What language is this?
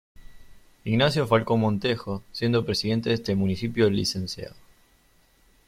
Spanish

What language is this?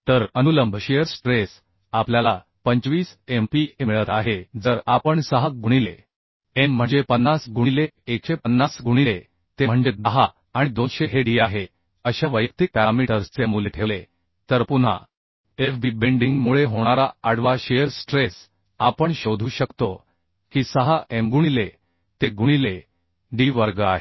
Marathi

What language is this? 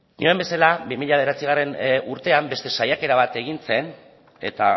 Basque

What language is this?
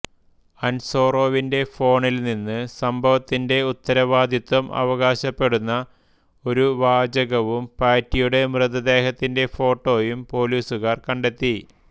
Malayalam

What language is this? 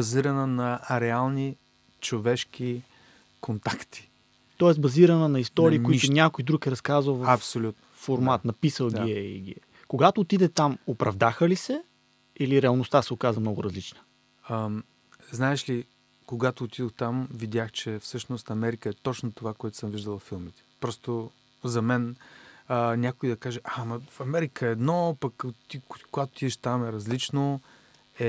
Bulgarian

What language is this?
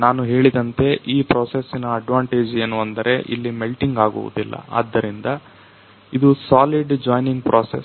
Kannada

